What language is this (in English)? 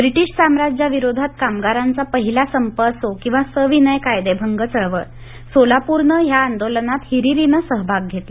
Marathi